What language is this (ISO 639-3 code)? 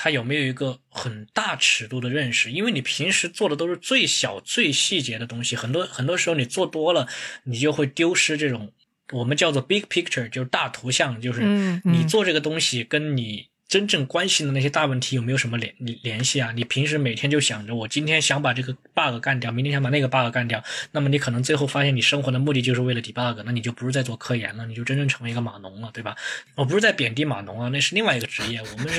zho